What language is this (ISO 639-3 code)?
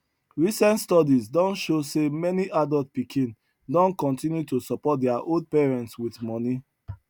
pcm